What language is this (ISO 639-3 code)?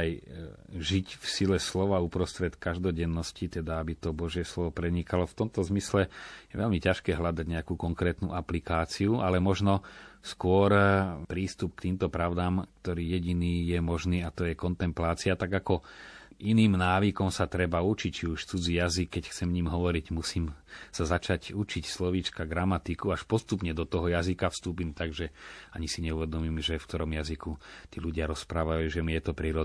slk